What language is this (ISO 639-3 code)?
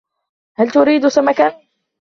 ara